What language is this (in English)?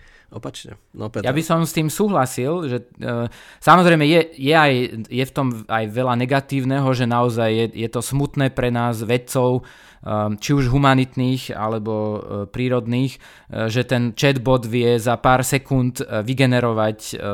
Slovak